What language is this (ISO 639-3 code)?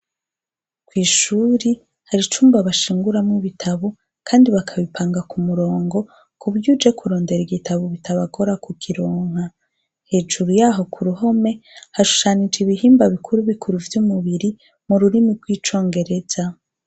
run